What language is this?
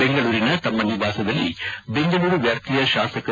Kannada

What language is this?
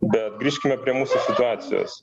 Lithuanian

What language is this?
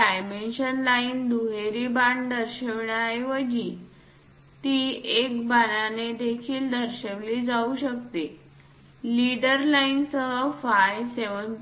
Marathi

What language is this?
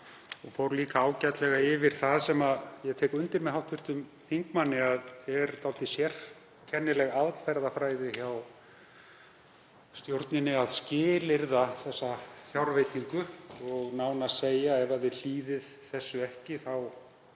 Icelandic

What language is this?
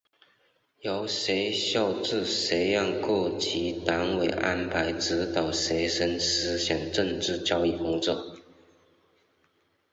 Chinese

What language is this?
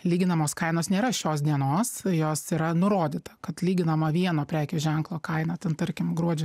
Lithuanian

